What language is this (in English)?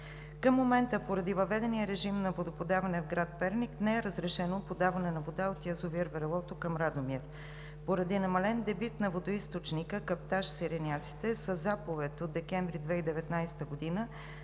Bulgarian